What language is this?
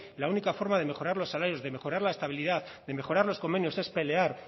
Spanish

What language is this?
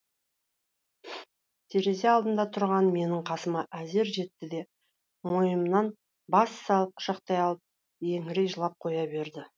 Kazakh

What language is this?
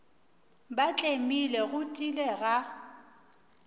Northern Sotho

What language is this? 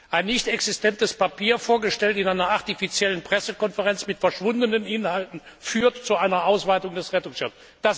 German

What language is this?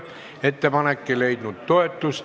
Estonian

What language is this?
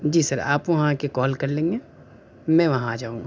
Urdu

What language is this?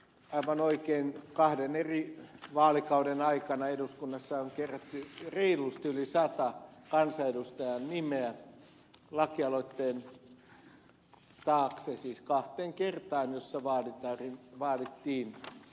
Finnish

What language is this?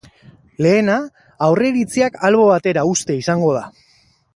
Basque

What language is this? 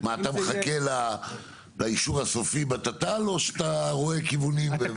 Hebrew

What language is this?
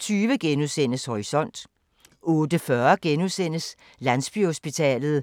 Danish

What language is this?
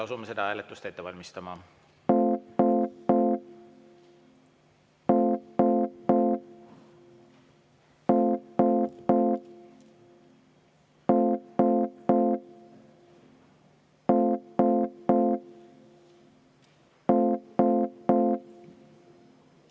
Estonian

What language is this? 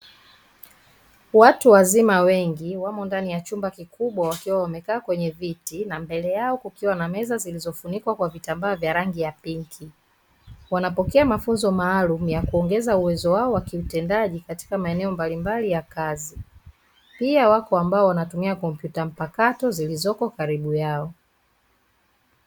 Swahili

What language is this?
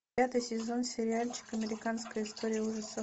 Russian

